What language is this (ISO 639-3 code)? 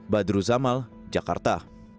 ind